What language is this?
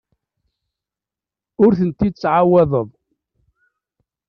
Kabyle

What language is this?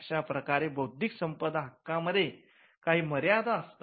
Marathi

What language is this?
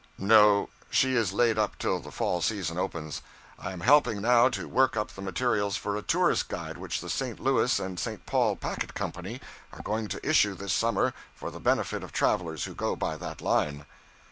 English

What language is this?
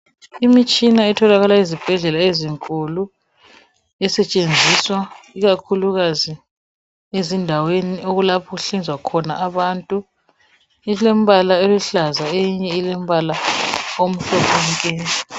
North Ndebele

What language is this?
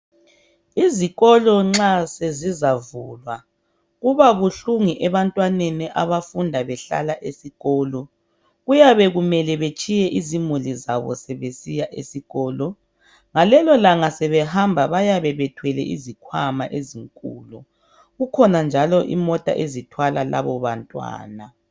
North Ndebele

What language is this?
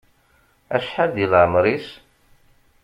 Kabyle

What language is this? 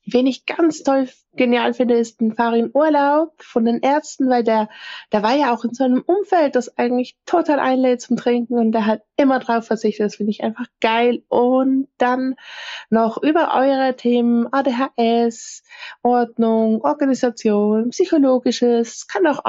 German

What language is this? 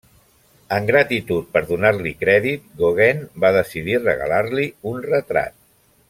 Catalan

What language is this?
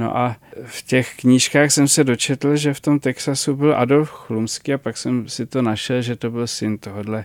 Czech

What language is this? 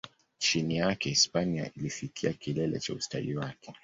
Swahili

